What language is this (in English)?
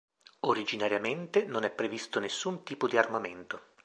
Italian